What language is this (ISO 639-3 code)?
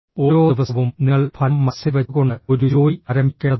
mal